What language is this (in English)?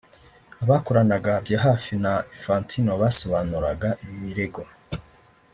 Kinyarwanda